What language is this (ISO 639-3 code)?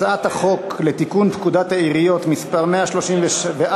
heb